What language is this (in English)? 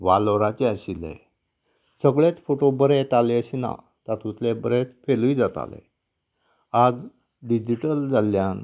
Konkani